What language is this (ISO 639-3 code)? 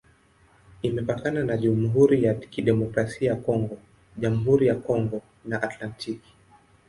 swa